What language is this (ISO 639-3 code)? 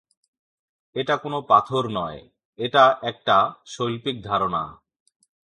ben